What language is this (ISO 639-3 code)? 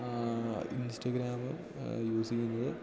mal